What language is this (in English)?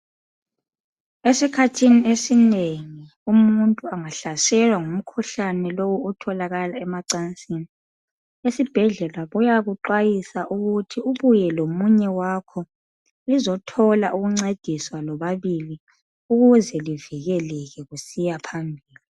North Ndebele